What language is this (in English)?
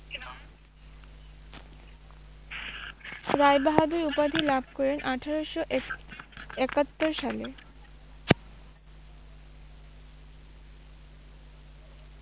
Bangla